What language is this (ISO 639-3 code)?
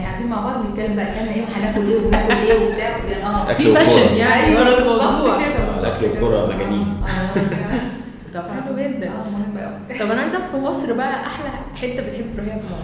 ara